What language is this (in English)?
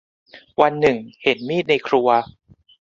Thai